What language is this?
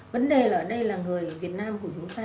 Vietnamese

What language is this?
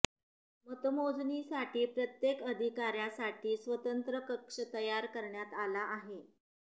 Marathi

